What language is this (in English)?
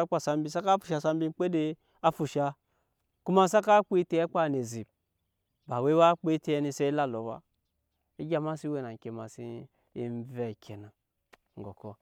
Nyankpa